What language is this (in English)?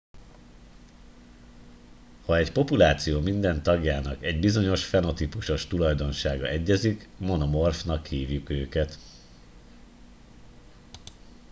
Hungarian